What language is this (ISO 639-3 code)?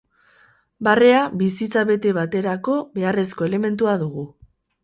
eus